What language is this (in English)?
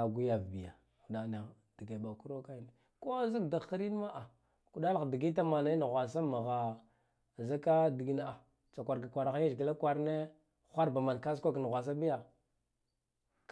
Guduf-Gava